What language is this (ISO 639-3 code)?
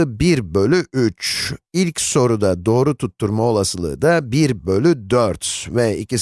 tur